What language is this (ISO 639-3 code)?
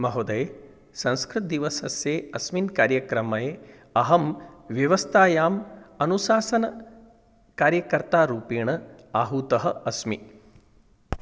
san